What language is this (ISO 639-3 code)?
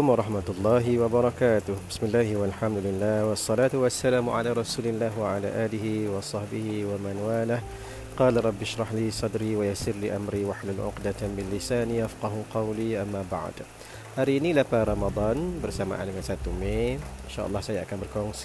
msa